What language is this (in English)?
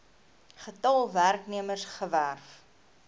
Afrikaans